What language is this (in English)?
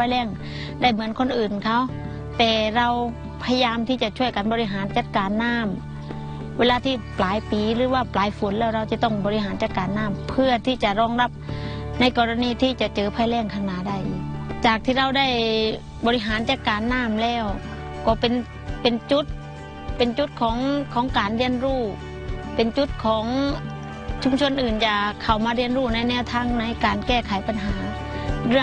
Thai